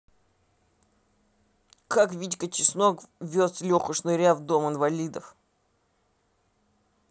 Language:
Russian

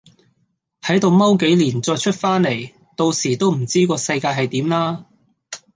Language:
Cantonese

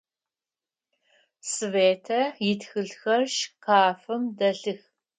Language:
Adyghe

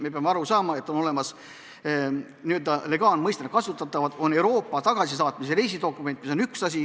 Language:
Estonian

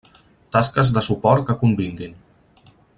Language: Catalan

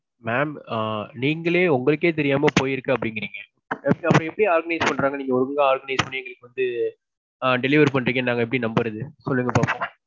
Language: Tamil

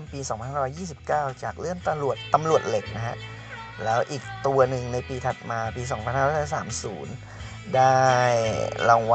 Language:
Thai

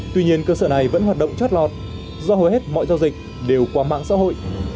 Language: Vietnamese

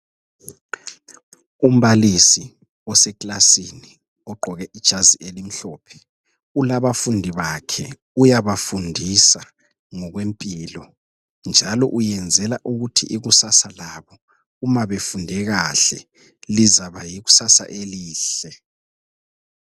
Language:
North Ndebele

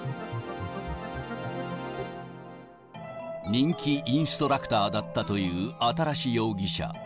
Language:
Japanese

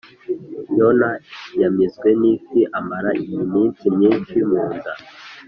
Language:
Kinyarwanda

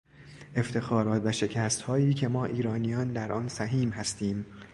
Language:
Persian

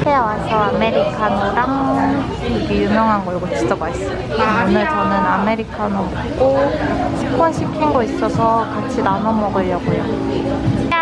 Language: Korean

